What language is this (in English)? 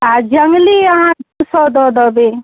Maithili